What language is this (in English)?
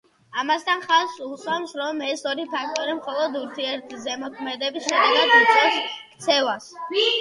Georgian